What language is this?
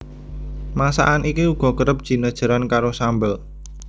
Javanese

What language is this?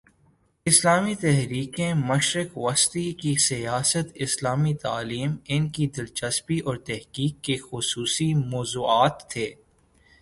Urdu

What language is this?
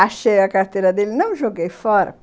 Portuguese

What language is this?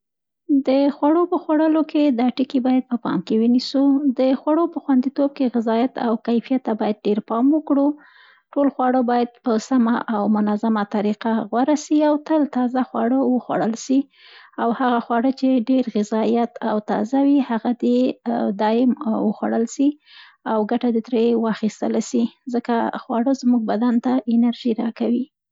Central Pashto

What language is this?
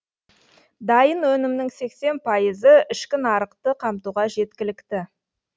Kazakh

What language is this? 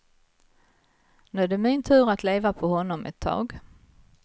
Swedish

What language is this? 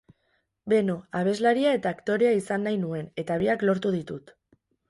Basque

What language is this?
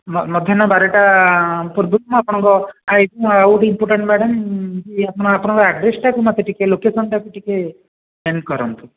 Odia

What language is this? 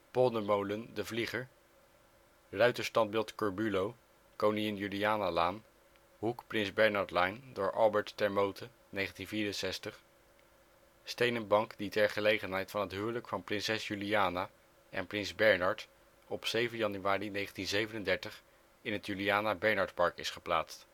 Dutch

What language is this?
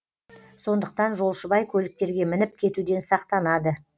Kazakh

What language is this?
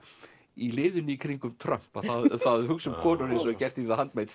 Icelandic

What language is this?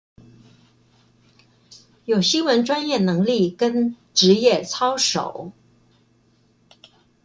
Chinese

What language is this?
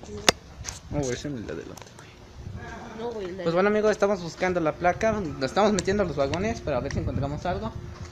Spanish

